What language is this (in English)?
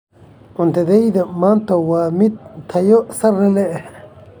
Somali